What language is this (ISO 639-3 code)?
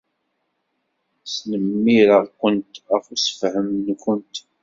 kab